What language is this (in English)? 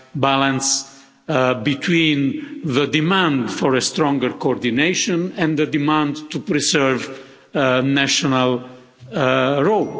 English